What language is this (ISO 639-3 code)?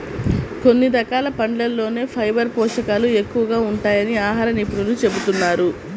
tel